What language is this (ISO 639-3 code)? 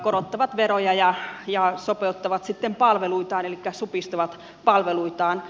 fin